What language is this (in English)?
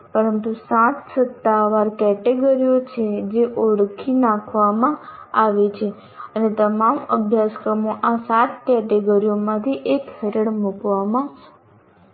Gujarati